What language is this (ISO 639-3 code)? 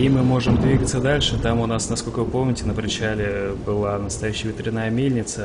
rus